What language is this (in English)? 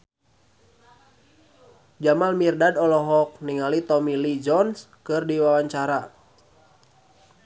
Sundanese